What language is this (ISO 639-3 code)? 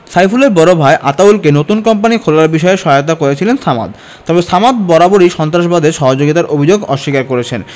ben